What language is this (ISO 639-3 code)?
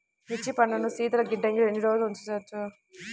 tel